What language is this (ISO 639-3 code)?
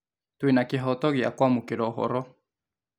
kik